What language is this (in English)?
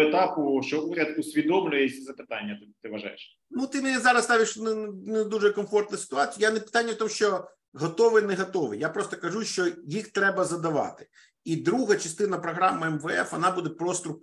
Ukrainian